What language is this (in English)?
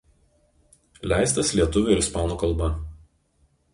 Lithuanian